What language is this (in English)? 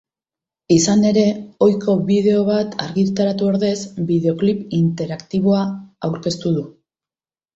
Basque